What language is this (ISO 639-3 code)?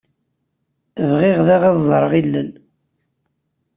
kab